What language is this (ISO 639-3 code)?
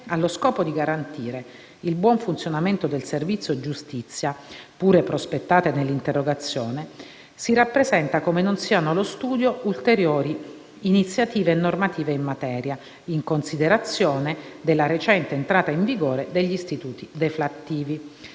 ita